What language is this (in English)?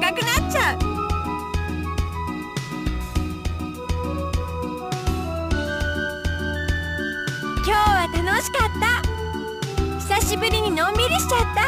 Japanese